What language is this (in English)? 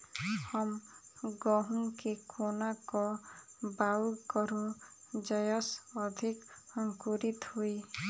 Maithili